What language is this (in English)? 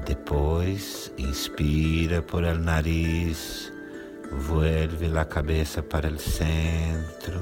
Portuguese